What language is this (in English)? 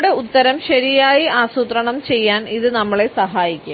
Malayalam